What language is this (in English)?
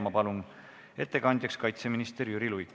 Estonian